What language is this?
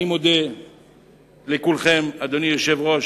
Hebrew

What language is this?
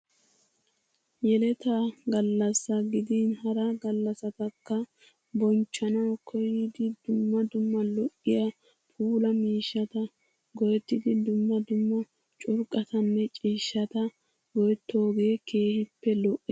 Wolaytta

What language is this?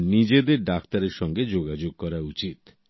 Bangla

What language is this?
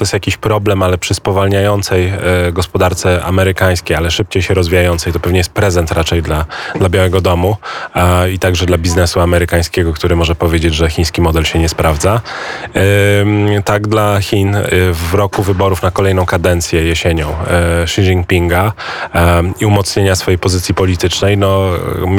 Polish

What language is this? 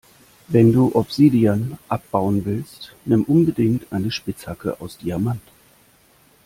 German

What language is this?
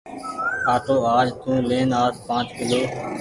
Goaria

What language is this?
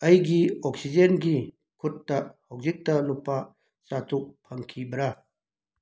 Manipuri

